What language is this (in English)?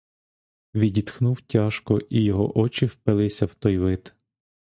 Ukrainian